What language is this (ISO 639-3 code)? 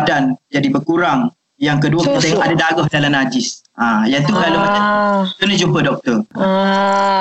msa